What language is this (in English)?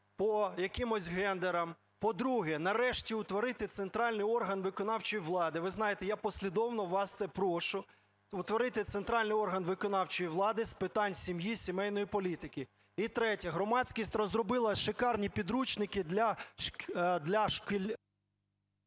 Ukrainian